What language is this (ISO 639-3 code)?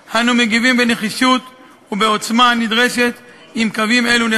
heb